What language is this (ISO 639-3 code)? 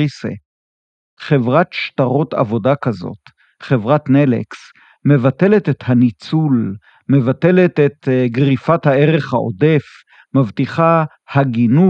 heb